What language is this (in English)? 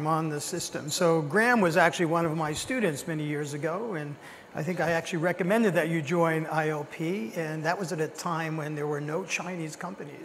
English